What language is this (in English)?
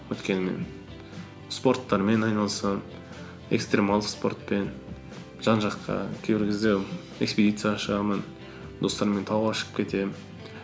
Kazakh